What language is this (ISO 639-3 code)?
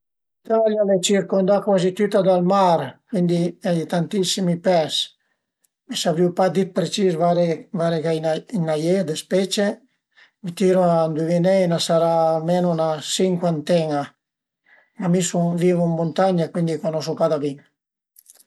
pms